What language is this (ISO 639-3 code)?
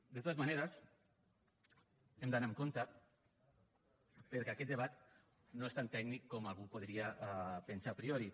cat